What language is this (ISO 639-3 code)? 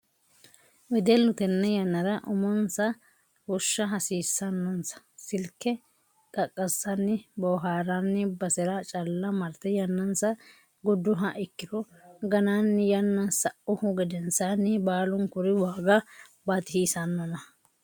sid